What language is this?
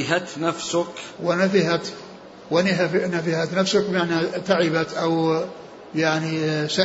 Arabic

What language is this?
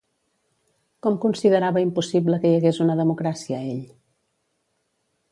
Catalan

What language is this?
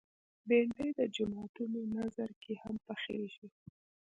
Pashto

